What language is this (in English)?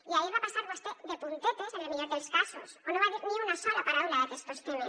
Catalan